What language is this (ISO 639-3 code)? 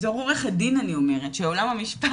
heb